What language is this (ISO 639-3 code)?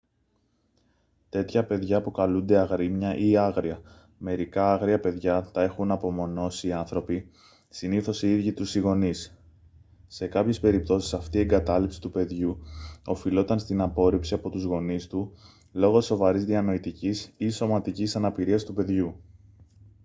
ell